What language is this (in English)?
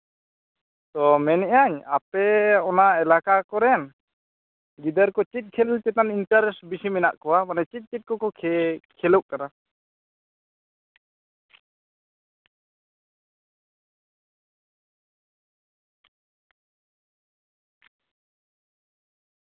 Santali